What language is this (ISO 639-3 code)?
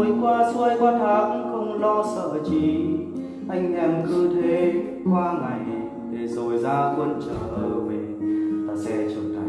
vie